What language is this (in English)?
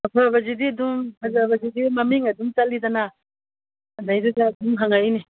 Manipuri